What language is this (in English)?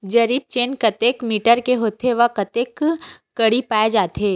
Chhattisgarhi